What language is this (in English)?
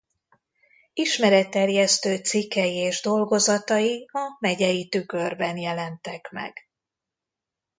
Hungarian